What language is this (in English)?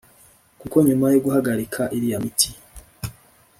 Kinyarwanda